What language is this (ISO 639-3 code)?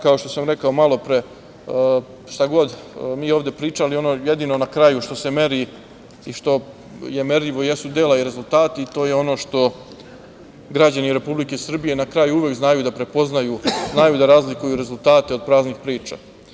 srp